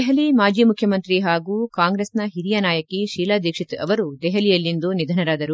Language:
Kannada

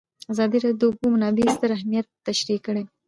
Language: Pashto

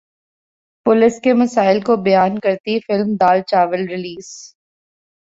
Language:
Urdu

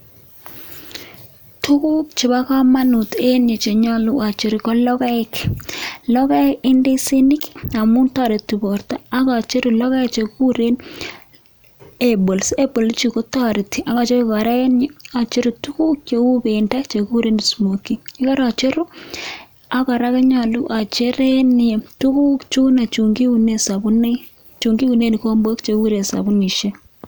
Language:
Kalenjin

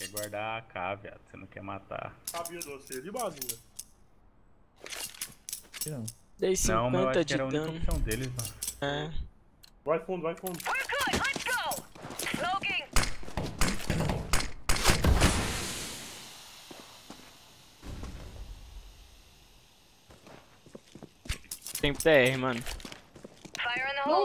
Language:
Portuguese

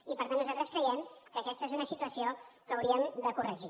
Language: Catalan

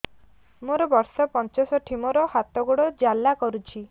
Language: Odia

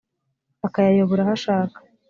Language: Kinyarwanda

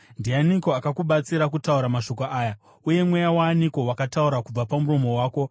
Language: Shona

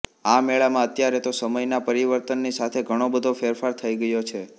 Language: Gujarati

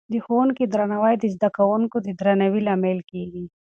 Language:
Pashto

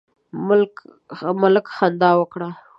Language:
Pashto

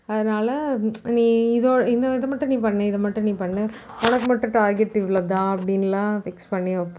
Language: Tamil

